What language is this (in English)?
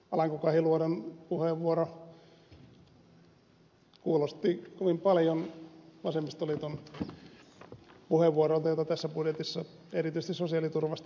Finnish